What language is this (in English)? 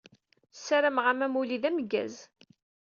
Kabyle